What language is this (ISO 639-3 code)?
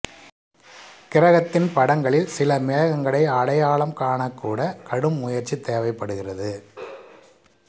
tam